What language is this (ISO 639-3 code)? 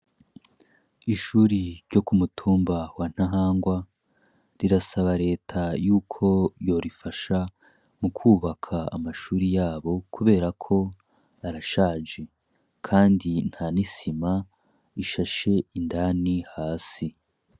run